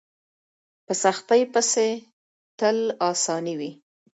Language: Pashto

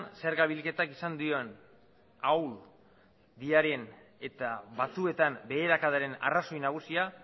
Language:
Basque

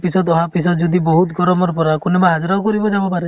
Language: Assamese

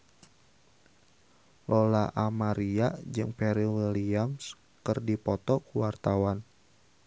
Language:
Sundanese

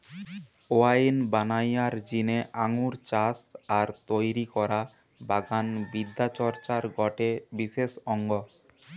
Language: Bangla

